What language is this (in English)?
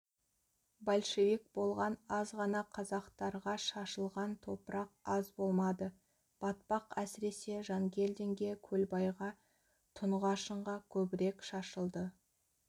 Kazakh